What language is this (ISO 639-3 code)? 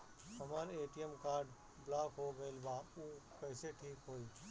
bho